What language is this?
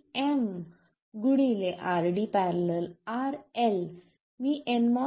Marathi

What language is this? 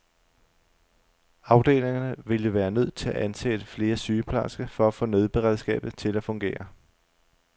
Danish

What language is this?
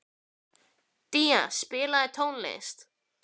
Icelandic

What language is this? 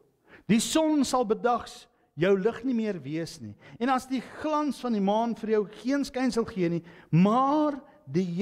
Dutch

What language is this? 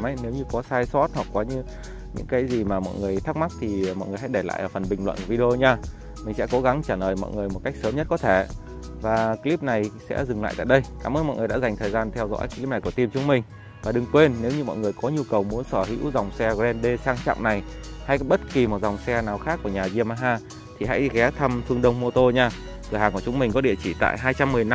Vietnamese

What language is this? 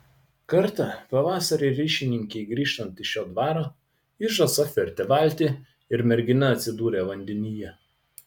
Lithuanian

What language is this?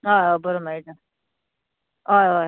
Konkani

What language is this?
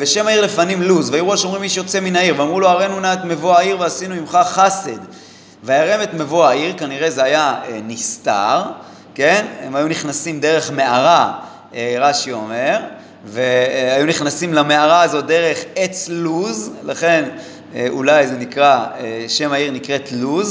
Hebrew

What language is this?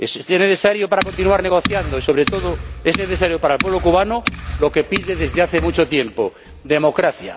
Spanish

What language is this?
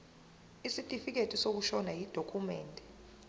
Zulu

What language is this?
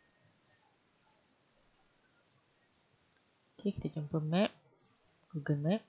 Malay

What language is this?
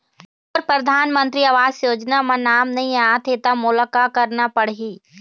Chhattisgarhi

